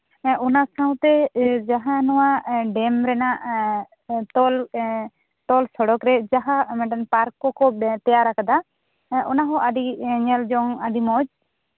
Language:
Santali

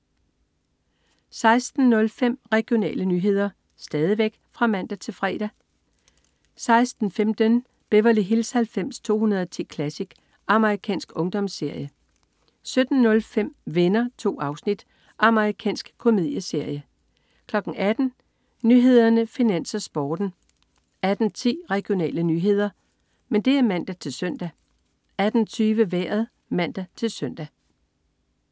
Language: Danish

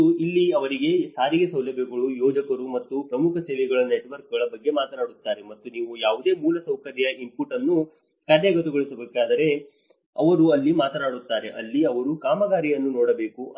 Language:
Kannada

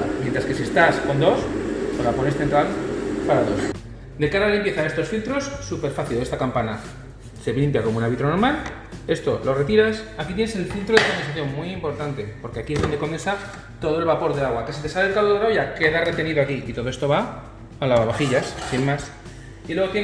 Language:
Spanish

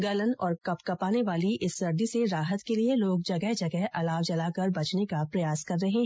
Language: Hindi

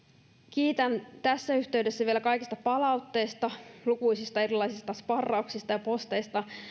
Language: Finnish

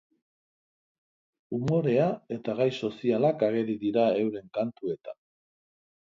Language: Basque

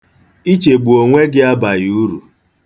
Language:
Igbo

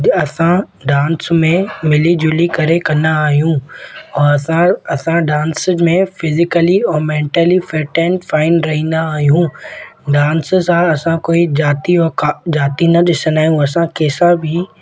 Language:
Sindhi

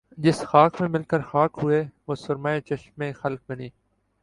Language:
Urdu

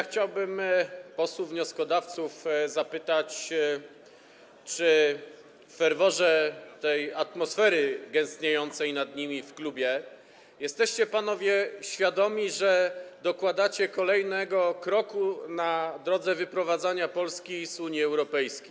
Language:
Polish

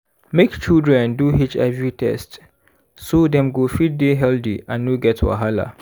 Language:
Nigerian Pidgin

